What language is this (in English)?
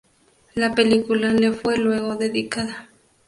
Spanish